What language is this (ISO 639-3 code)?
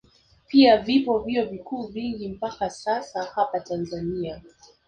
swa